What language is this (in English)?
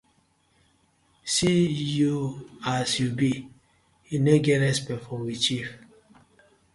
Nigerian Pidgin